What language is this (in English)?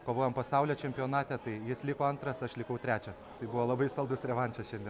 Lithuanian